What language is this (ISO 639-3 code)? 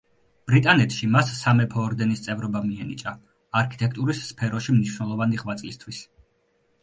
kat